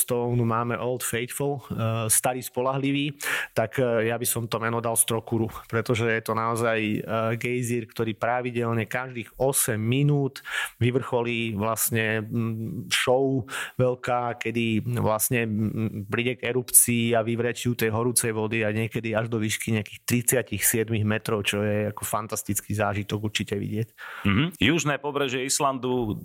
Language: Slovak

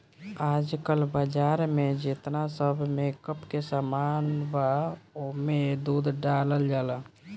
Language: Bhojpuri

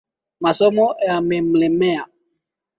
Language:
Swahili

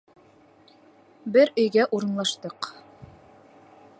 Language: Bashkir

